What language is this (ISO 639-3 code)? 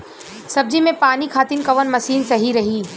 bho